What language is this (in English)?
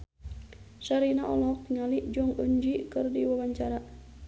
Sundanese